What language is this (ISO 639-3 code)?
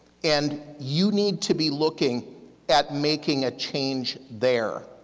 eng